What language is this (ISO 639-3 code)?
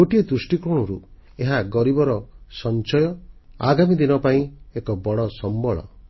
ori